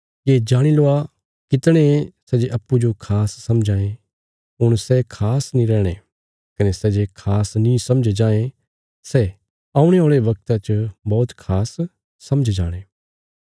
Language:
Bilaspuri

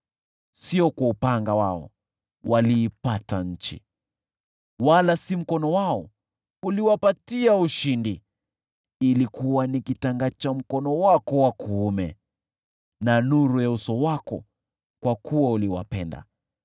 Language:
Swahili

